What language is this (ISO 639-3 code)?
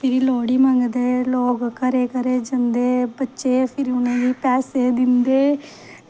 doi